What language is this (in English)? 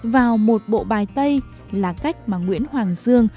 Vietnamese